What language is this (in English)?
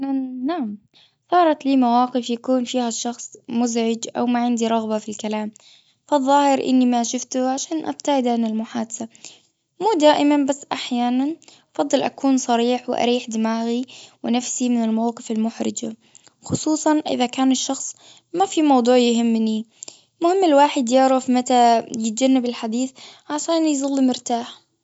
Gulf Arabic